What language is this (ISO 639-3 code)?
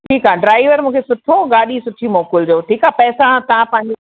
snd